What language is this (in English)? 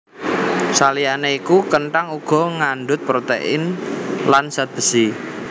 Javanese